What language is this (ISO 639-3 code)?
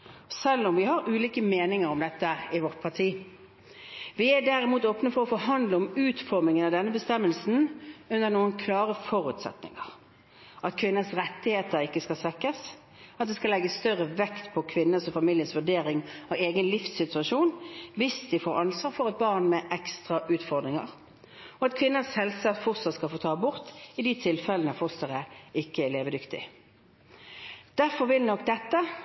nob